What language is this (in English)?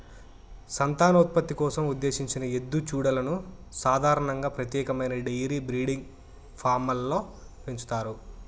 Telugu